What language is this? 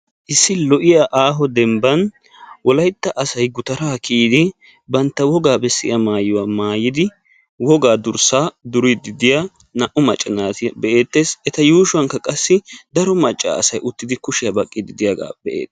Wolaytta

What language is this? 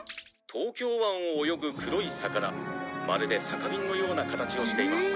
Japanese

